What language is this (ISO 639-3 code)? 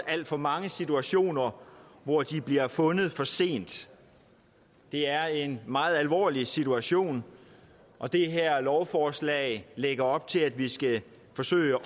dan